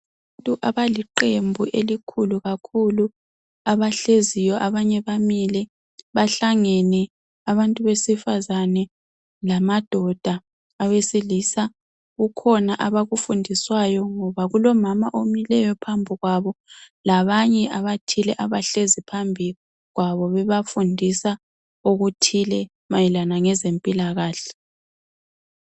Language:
North Ndebele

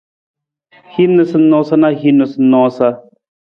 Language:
Nawdm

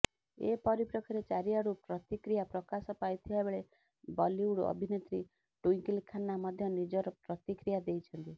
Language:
Odia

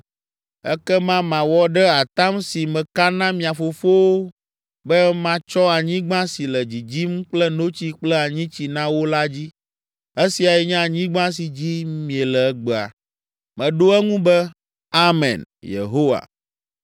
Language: Ewe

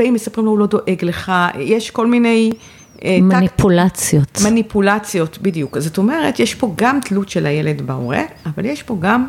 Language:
Hebrew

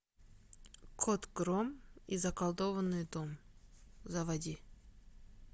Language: Russian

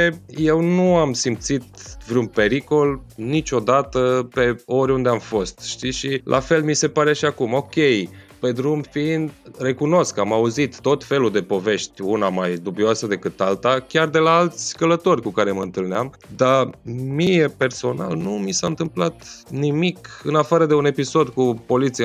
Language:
Romanian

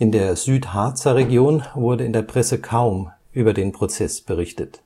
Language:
German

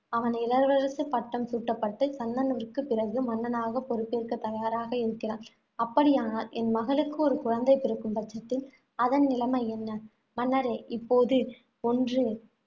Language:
Tamil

